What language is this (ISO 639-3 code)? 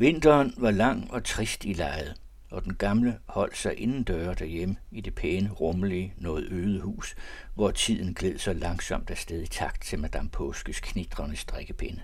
dan